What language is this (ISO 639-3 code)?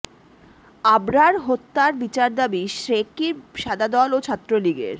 ben